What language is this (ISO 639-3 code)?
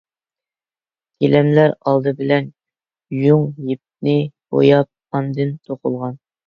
uig